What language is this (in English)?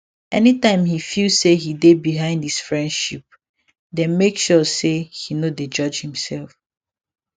Nigerian Pidgin